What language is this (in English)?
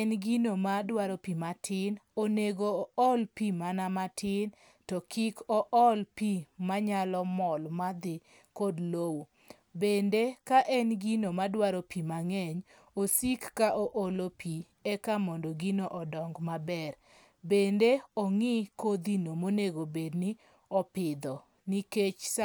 Luo (Kenya and Tanzania)